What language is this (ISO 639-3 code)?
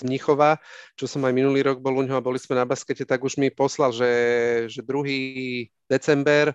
slk